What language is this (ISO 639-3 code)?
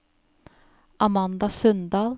nor